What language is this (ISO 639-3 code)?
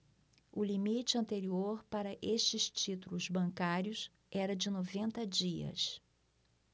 por